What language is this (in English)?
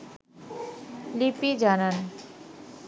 Bangla